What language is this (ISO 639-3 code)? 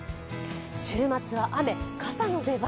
jpn